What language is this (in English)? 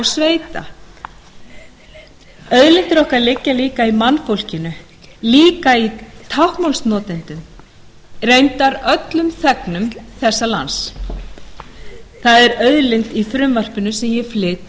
Icelandic